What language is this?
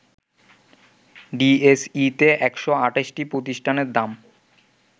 Bangla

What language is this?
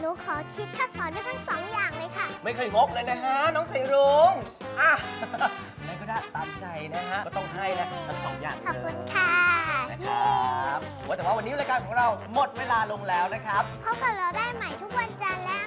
Thai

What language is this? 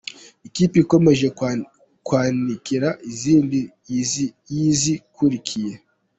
Kinyarwanda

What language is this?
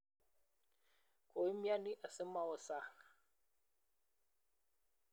Kalenjin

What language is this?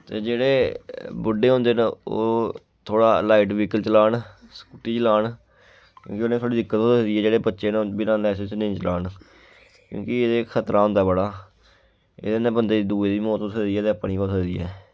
Dogri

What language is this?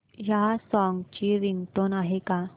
Marathi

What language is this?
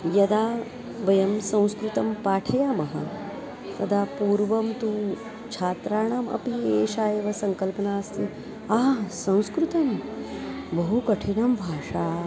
Sanskrit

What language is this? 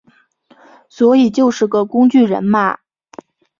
Chinese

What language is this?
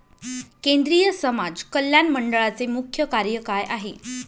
Marathi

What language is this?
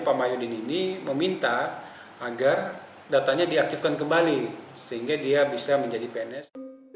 Indonesian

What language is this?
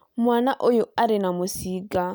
Kikuyu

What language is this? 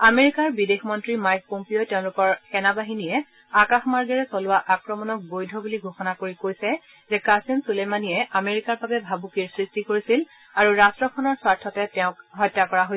Assamese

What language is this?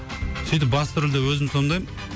Kazakh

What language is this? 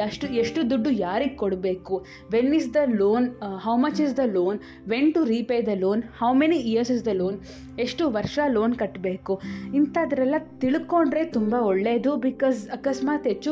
Kannada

